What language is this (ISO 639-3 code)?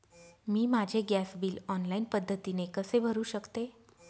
mar